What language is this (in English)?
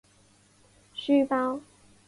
Chinese